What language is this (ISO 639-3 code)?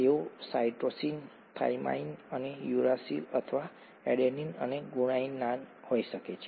guj